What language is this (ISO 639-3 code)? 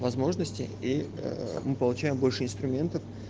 rus